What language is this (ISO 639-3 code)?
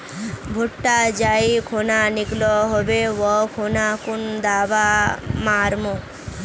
mag